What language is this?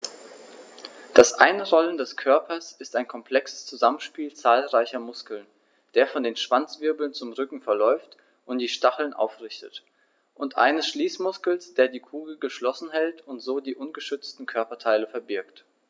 German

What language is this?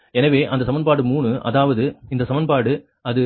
Tamil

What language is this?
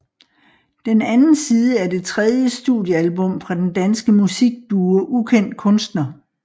Danish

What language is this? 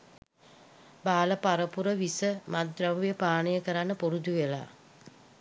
Sinhala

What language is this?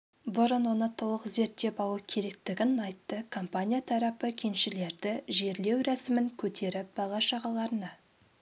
Kazakh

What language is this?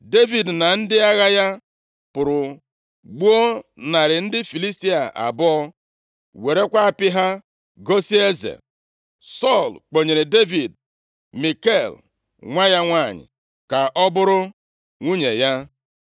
Igbo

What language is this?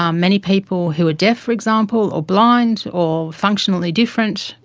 English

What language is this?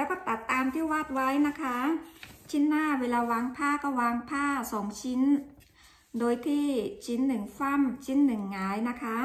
Thai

